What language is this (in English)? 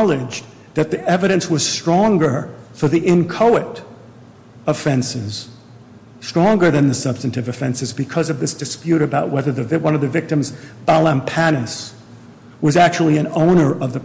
English